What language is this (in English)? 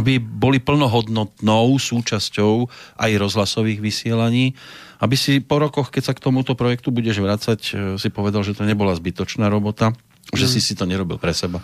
Slovak